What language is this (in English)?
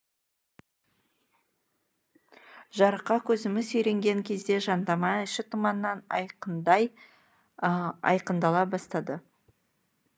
Kazakh